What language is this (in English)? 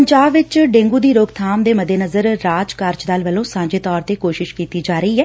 Punjabi